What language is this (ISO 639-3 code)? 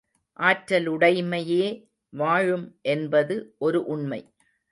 tam